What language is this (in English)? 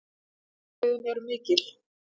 Icelandic